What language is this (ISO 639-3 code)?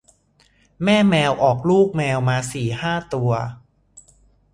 tha